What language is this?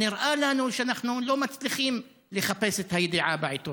Hebrew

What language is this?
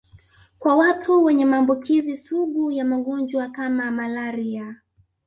Swahili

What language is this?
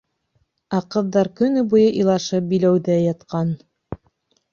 Bashkir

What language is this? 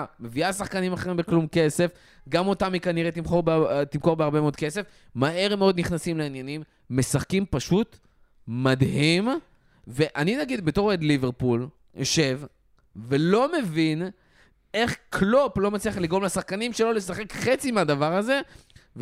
Hebrew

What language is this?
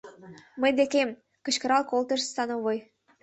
Mari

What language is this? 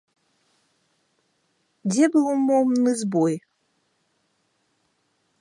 Belarusian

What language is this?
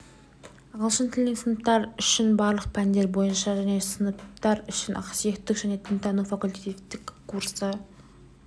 Kazakh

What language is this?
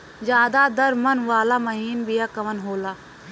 Bhojpuri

